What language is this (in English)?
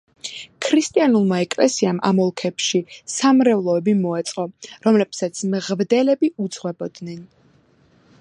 Georgian